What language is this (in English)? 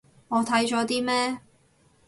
Cantonese